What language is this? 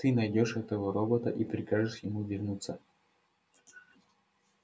Russian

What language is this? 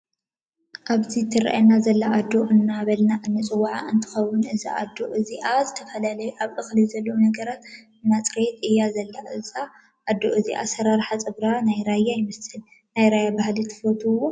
Tigrinya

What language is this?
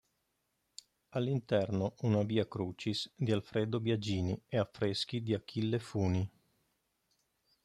Italian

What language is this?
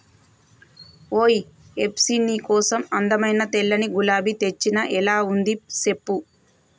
Telugu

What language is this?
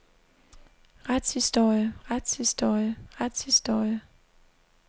Danish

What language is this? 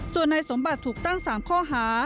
Thai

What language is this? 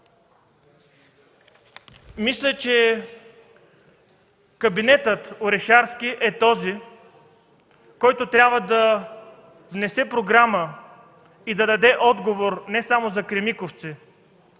Bulgarian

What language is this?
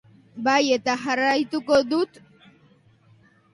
Basque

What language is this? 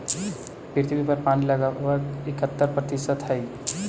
Magahi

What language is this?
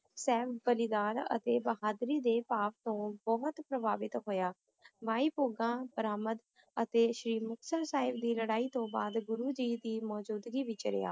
Punjabi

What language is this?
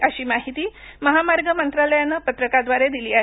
Marathi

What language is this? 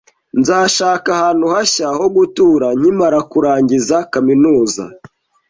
Kinyarwanda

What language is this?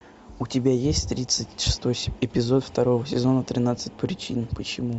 Russian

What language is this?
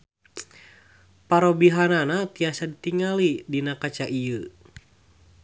Sundanese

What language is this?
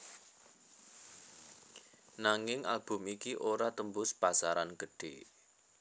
Javanese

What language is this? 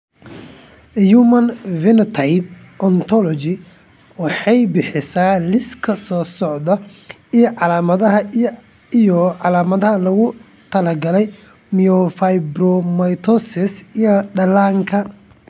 Somali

